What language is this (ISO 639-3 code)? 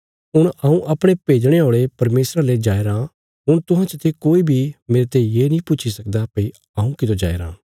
kfs